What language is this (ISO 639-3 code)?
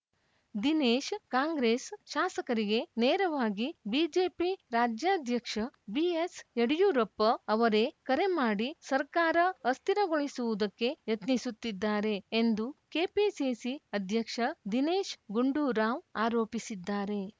kan